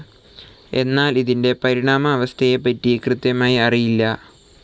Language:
Malayalam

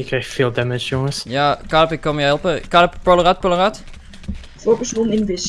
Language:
Dutch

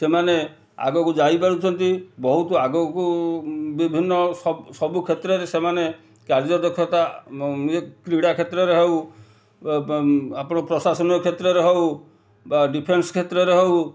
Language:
Odia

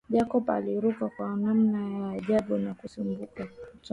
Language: Swahili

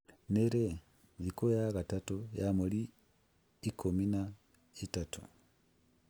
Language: Kikuyu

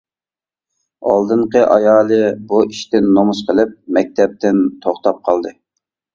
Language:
Uyghur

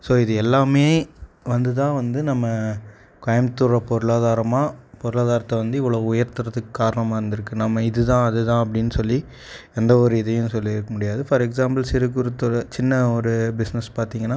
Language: Tamil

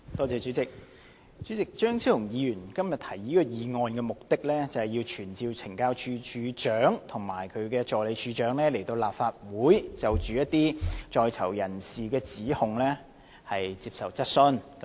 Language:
Cantonese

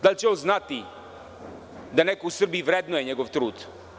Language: Serbian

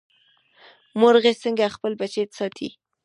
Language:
Pashto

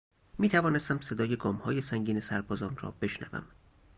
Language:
Persian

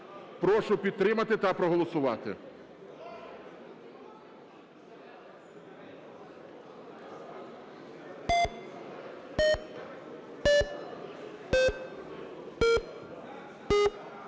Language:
Ukrainian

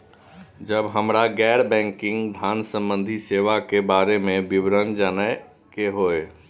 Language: Maithili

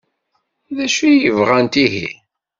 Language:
Kabyle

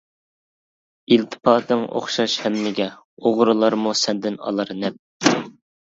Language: Uyghur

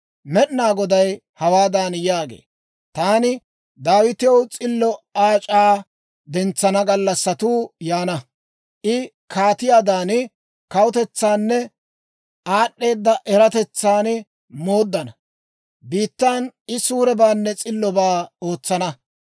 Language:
Dawro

